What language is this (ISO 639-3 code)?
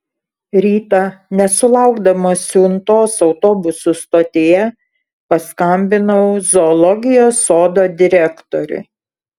lit